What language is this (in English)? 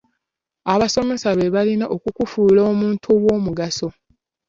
Ganda